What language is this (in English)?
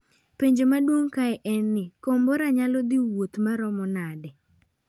Luo (Kenya and Tanzania)